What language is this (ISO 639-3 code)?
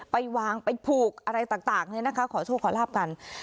tha